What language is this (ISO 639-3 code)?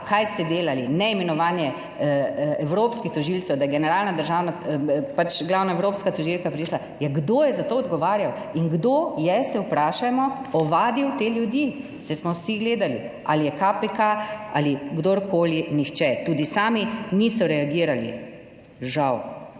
slv